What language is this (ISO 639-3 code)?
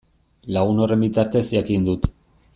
eus